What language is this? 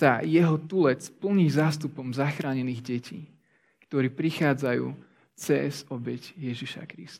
Slovak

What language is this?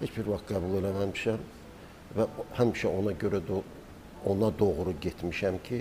Turkish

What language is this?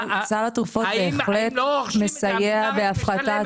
Hebrew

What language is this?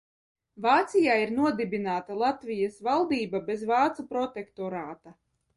Latvian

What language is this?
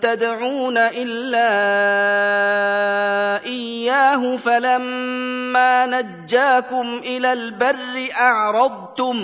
Arabic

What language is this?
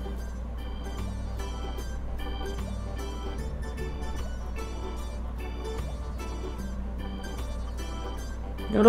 Korean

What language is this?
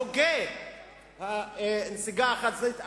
Hebrew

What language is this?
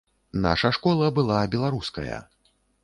Belarusian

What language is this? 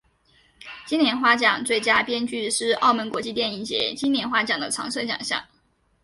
Chinese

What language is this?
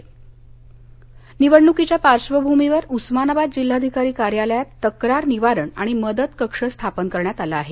Marathi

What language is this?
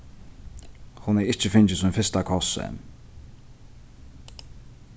Faroese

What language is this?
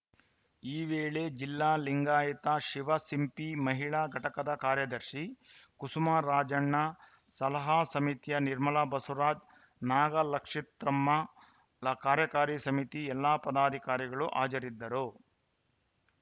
Kannada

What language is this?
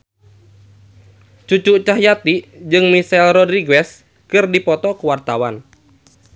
Sundanese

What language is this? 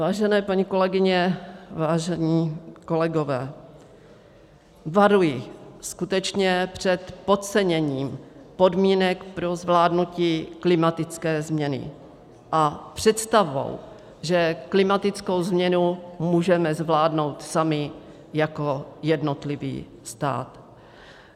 Czech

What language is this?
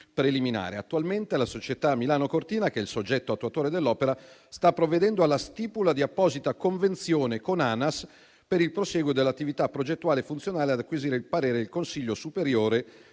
Italian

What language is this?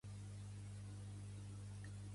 Catalan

